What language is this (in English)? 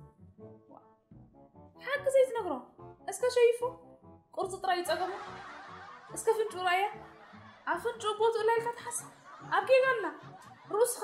Arabic